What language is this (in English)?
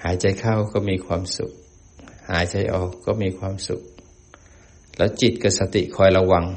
Thai